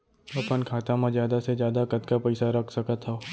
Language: Chhattisgarhi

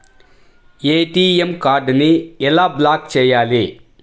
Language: Telugu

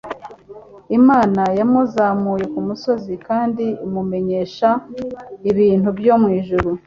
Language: Kinyarwanda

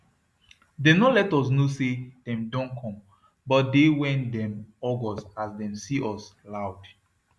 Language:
Nigerian Pidgin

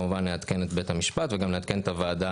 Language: Hebrew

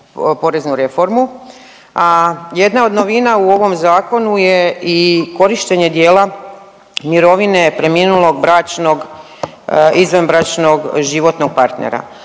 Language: Croatian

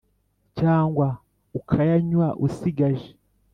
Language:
Kinyarwanda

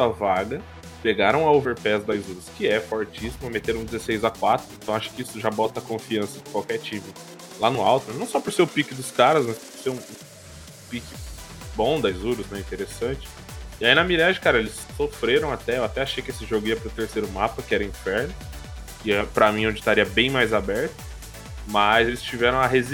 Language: Portuguese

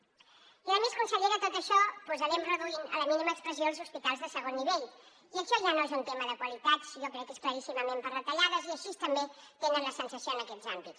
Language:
Catalan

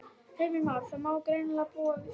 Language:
Icelandic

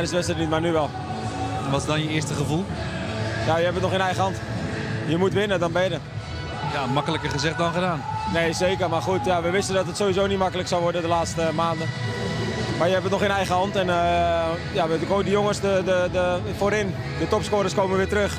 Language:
Dutch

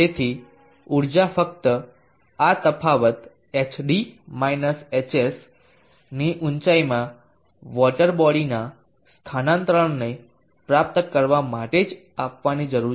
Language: Gujarati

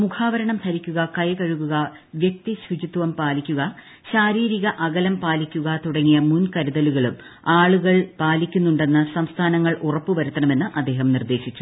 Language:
Malayalam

